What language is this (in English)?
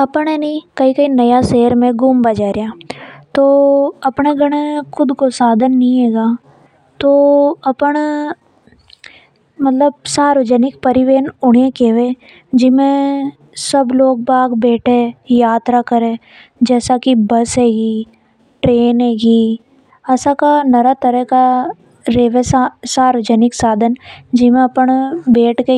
Hadothi